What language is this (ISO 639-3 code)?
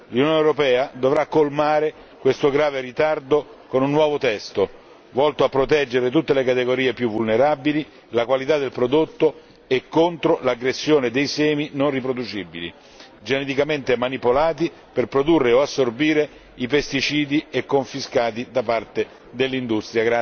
ita